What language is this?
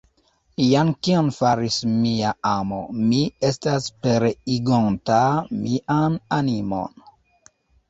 Esperanto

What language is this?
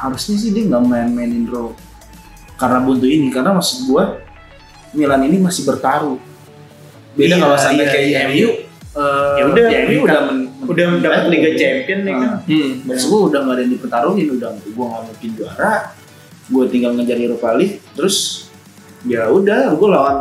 Indonesian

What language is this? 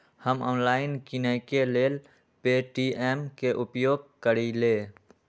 Magahi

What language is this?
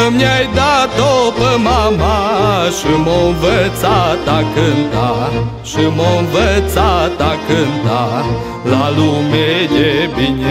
Romanian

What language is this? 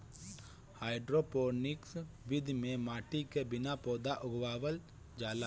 Bhojpuri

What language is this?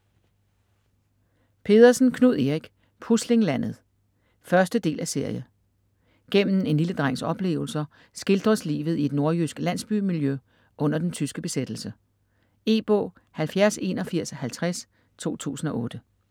Danish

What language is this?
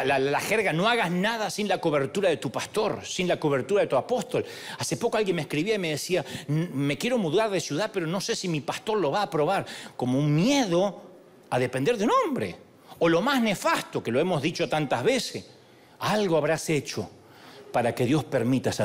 Spanish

